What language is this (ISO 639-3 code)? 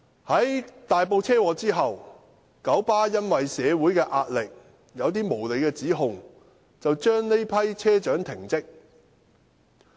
yue